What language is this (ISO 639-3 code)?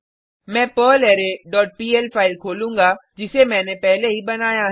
hin